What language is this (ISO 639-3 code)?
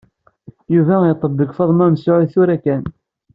kab